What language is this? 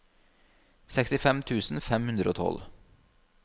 Norwegian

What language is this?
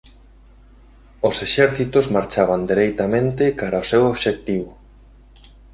Galician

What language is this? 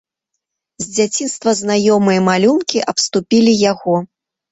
Belarusian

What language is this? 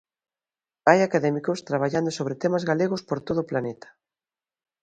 Galician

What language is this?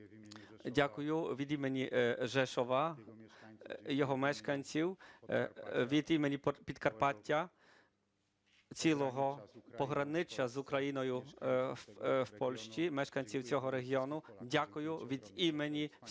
Ukrainian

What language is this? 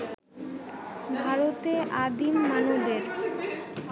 Bangla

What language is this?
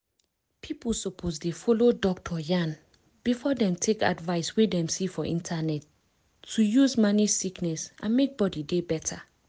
Nigerian Pidgin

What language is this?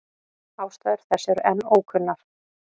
Icelandic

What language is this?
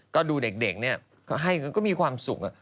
Thai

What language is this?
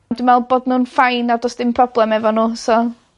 Welsh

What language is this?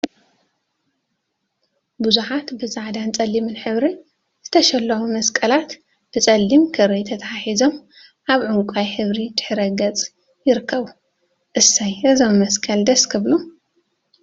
Tigrinya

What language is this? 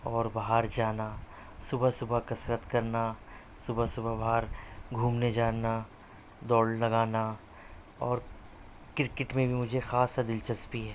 Urdu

